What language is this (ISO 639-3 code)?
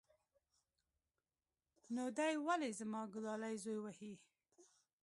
pus